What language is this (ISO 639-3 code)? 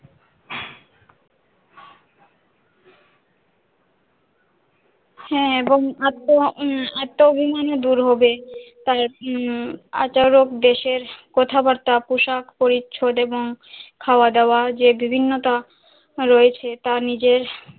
ben